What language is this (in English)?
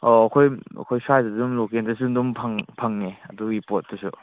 Manipuri